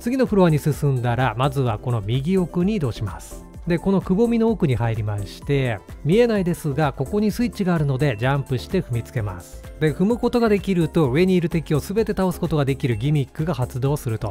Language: Japanese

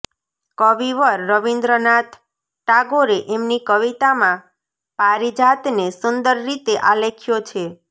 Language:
Gujarati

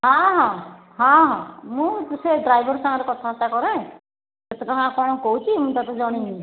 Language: Odia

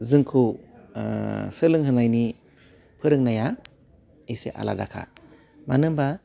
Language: Bodo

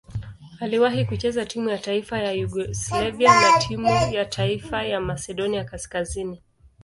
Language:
Swahili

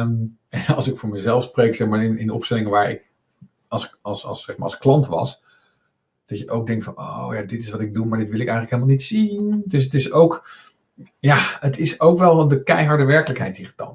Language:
Dutch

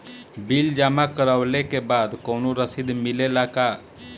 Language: Bhojpuri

